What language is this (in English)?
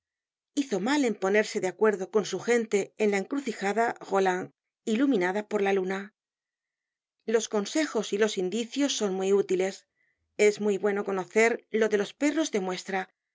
Spanish